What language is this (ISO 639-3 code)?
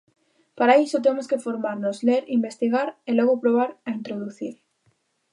glg